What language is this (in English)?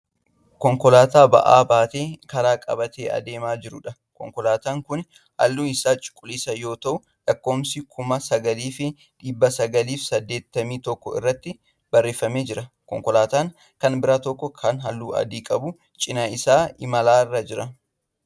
Oromo